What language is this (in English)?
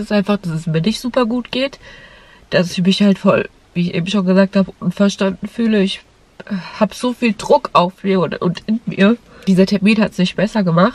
German